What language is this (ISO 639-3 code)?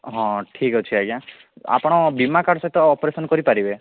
ori